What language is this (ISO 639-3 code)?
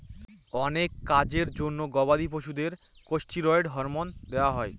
ben